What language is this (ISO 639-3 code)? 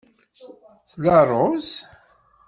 kab